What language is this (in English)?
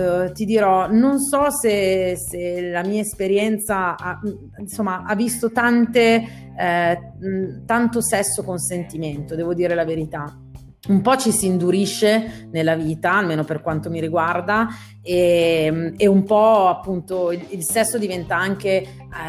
Italian